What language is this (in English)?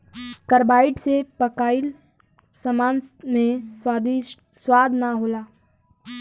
Bhojpuri